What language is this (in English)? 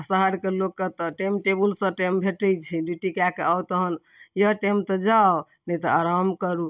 Maithili